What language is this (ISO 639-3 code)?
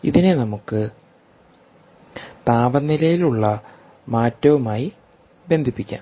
mal